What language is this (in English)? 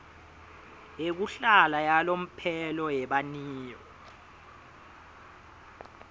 Swati